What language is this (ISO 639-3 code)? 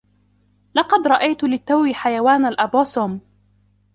ara